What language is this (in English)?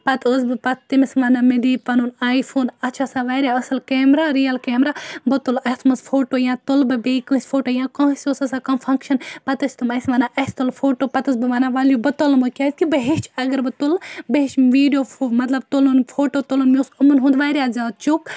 Kashmiri